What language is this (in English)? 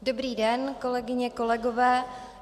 Czech